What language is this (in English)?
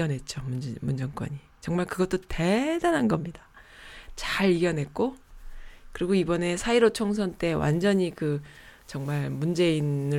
Korean